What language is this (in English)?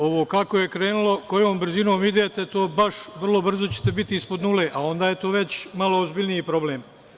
Serbian